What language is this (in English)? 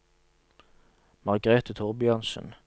Norwegian